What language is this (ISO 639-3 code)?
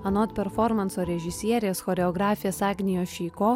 lit